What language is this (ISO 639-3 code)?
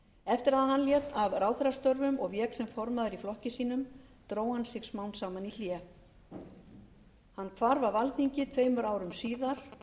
isl